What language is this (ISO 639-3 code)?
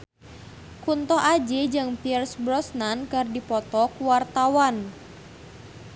sun